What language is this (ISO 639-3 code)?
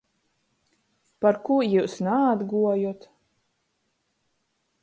ltg